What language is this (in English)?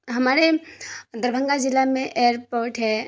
Urdu